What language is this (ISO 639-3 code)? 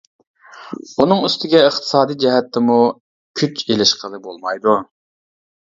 uig